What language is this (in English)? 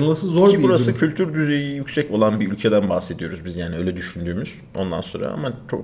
Turkish